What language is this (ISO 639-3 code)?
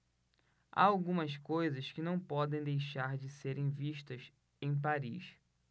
por